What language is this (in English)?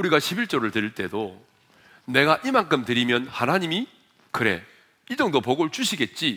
Korean